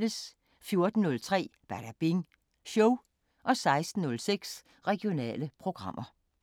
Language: Danish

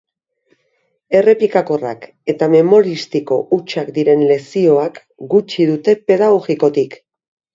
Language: Basque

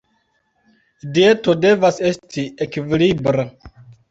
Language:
Esperanto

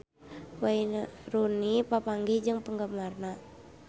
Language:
Sundanese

